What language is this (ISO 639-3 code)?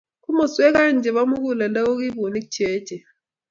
kln